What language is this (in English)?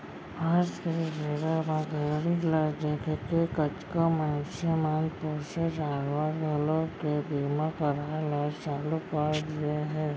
Chhattisgarhi